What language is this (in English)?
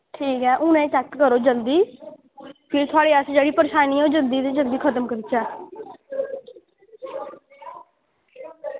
Dogri